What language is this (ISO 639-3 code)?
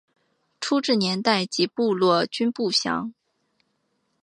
zho